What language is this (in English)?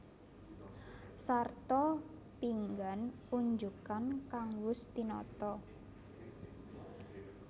Javanese